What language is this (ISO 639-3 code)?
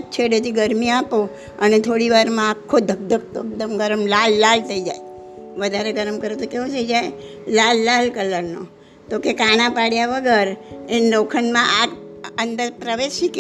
guj